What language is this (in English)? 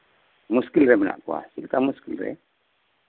Santali